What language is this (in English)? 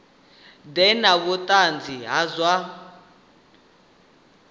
Venda